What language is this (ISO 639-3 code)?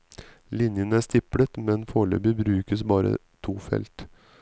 nor